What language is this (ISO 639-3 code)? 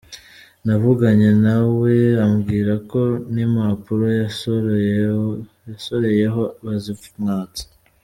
kin